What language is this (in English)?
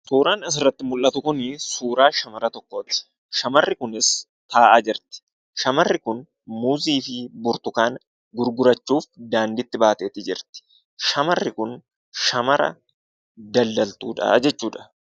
Oromo